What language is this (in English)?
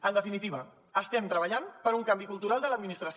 Catalan